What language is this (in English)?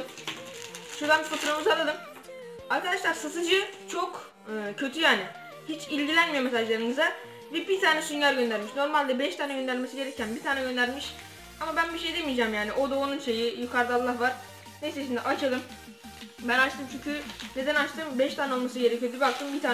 Turkish